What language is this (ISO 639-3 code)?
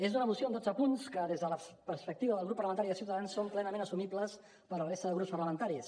cat